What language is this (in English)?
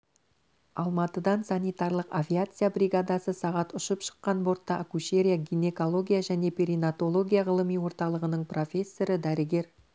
Kazakh